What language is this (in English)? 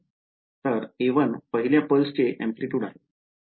Marathi